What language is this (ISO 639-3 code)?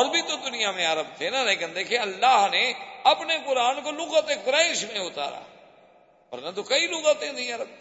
urd